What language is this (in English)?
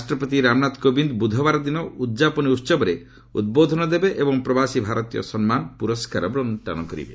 Odia